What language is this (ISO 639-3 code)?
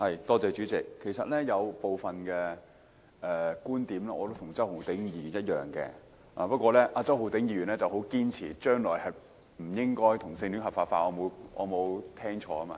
yue